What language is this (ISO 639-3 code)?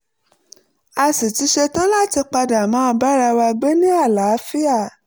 yor